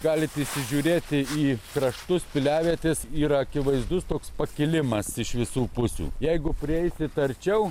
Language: Lithuanian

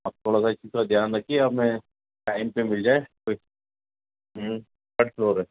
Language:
Urdu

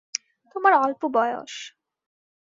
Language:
Bangla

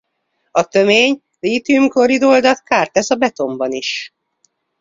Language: Hungarian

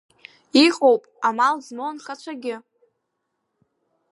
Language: Abkhazian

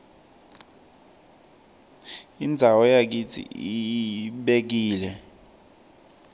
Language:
Swati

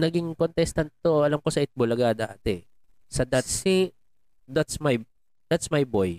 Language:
Filipino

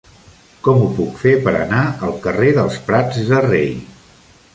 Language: Catalan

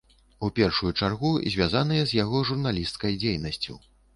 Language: Belarusian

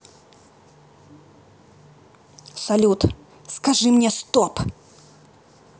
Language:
Russian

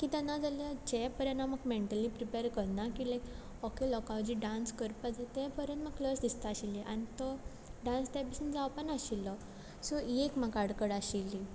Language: Konkani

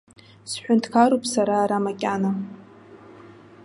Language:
Abkhazian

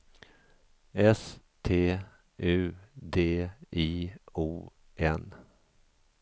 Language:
Swedish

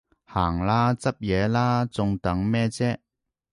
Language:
Cantonese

